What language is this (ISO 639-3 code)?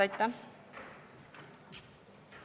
est